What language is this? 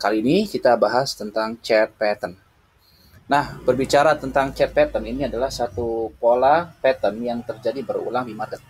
Indonesian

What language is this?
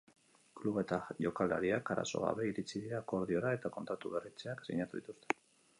Basque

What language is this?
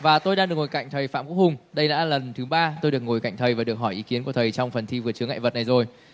Vietnamese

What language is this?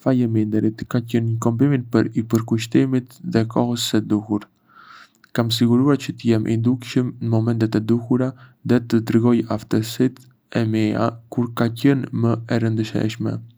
Arbëreshë Albanian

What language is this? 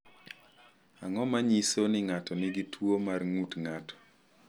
Luo (Kenya and Tanzania)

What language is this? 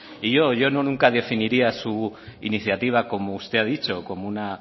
Spanish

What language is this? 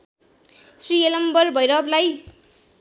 Nepali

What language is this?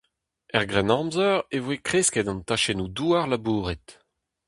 Breton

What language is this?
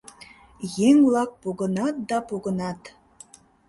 Mari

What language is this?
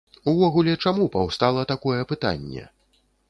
Belarusian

